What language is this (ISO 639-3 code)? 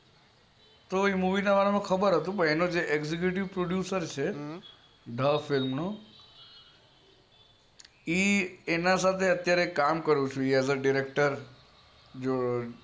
guj